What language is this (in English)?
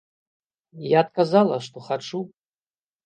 Belarusian